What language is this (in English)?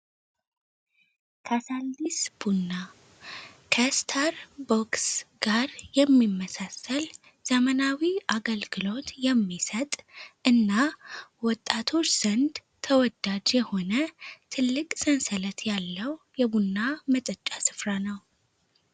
Amharic